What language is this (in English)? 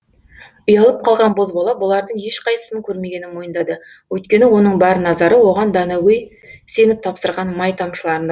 Kazakh